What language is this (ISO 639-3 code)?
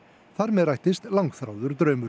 isl